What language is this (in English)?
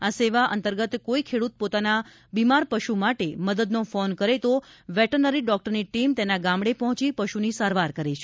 Gujarati